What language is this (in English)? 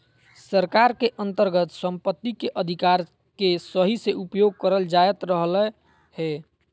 Magahi